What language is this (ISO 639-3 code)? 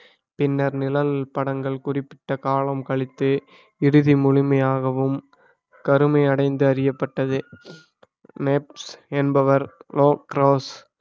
tam